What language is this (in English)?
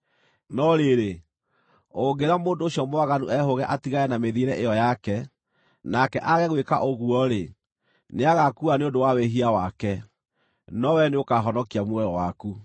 Kikuyu